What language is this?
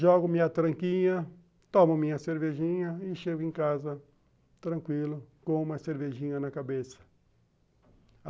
Portuguese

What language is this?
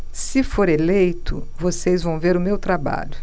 Portuguese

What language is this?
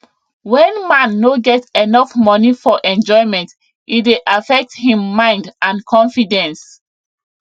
Nigerian Pidgin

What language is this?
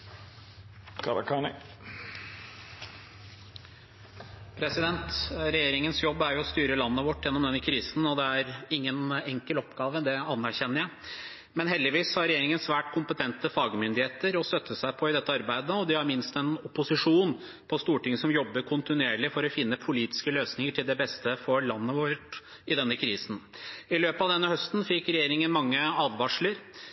Norwegian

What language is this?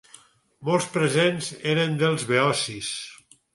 Catalan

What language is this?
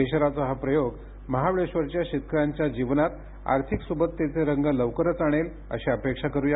Marathi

